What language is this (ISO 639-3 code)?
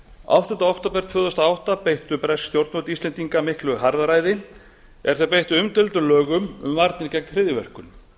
isl